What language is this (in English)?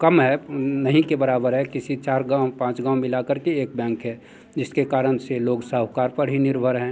Hindi